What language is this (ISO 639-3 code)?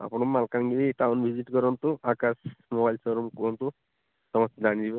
ori